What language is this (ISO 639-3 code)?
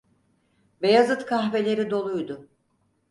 tur